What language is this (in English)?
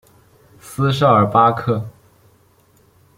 Chinese